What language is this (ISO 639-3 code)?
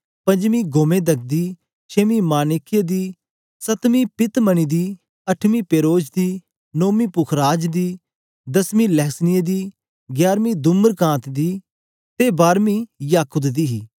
doi